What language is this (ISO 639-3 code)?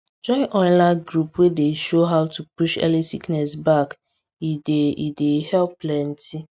pcm